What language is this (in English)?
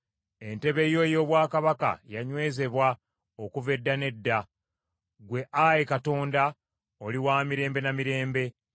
Ganda